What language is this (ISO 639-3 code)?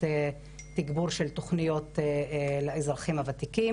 heb